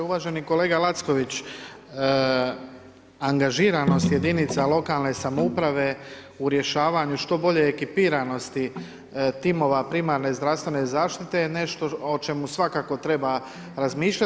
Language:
Croatian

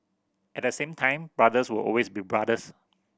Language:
English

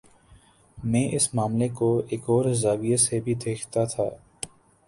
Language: Urdu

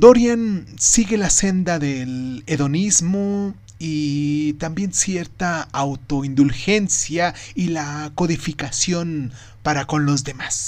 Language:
Spanish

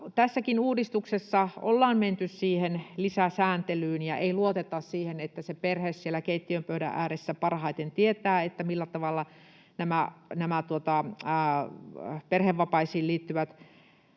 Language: Finnish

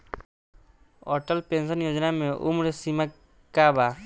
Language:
Bhojpuri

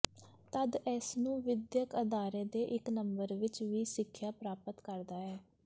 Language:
Punjabi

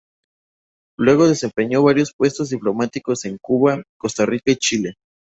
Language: Spanish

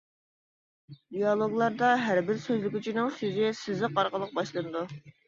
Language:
Uyghur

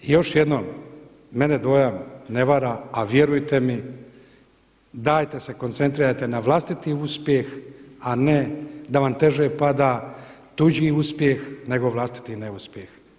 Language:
Croatian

